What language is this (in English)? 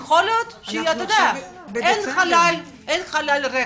Hebrew